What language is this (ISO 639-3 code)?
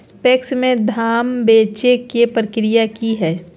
mag